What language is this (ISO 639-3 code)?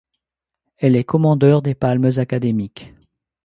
fra